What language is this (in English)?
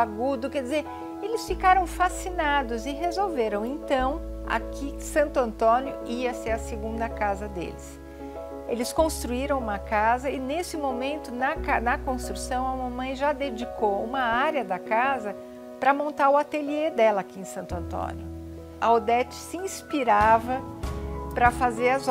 Portuguese